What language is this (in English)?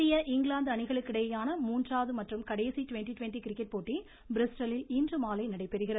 Tamil